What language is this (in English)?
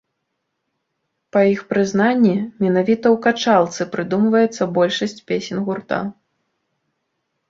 Belarusian